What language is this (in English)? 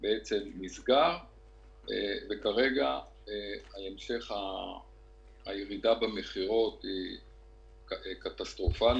Hebrew